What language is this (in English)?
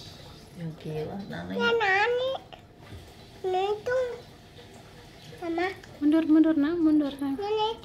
Indonesian